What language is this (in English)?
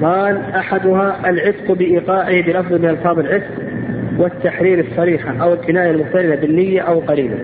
Arabic